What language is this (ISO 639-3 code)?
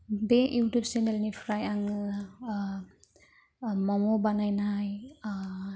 brx